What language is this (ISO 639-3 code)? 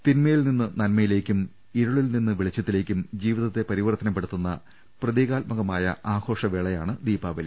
mal